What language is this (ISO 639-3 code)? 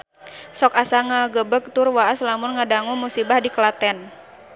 sun